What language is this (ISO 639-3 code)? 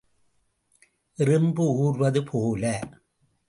tam